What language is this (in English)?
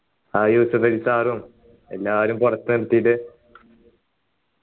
Malayalam